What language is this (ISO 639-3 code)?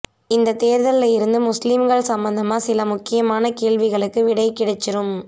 tam